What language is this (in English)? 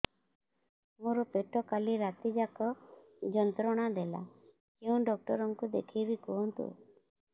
Odia